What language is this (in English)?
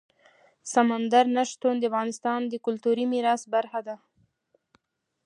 Pashto